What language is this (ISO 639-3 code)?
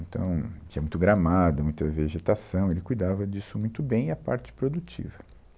por